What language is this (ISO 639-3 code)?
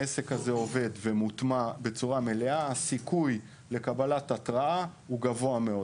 heb